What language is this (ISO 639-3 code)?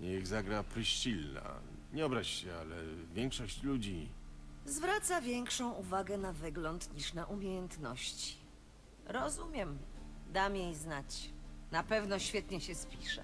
pol